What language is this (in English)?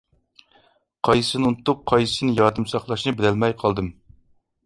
Uyghur